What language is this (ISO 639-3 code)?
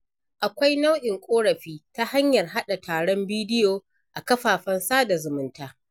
hau